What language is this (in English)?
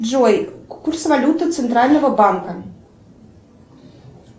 Russian